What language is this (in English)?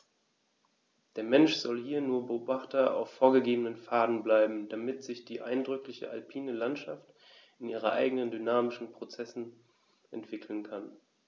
German